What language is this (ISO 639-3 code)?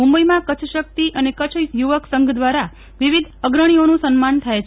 guj